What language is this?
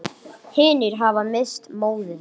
Icelandic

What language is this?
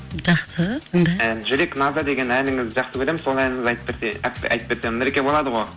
Kazakh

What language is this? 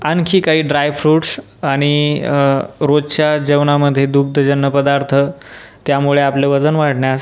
Marathi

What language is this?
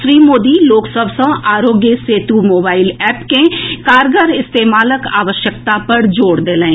Maithili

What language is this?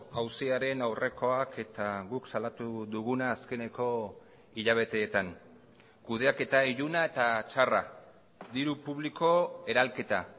Basque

